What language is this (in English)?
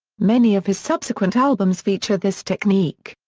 English